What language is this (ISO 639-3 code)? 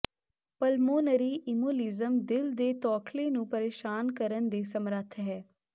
pan